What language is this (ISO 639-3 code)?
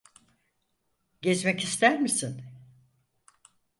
tur